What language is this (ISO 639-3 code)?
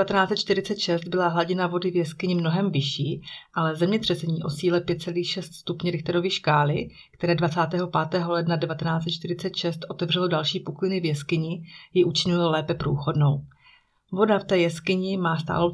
ces